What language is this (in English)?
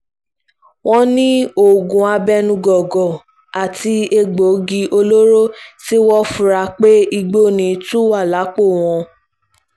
Yoruba